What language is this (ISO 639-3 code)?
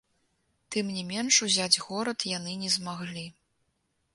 bel